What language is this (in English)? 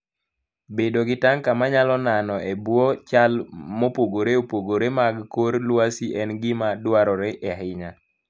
Luo (Kenya and Tanzania)